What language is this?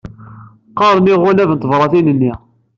Kabyle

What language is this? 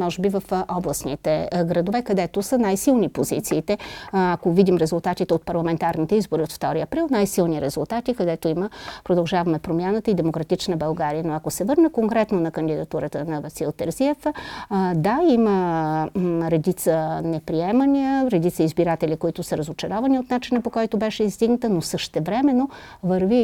Bulgarian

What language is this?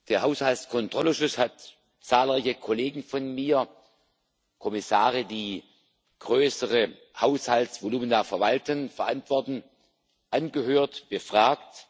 German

